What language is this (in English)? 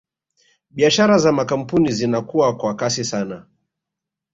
Swahili